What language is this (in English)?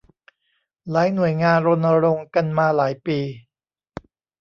Thai